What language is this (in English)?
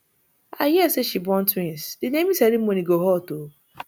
Nigerian Pidgin